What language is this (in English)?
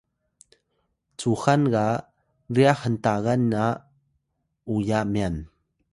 Atayal